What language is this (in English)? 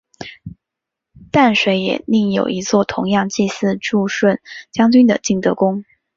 Chinese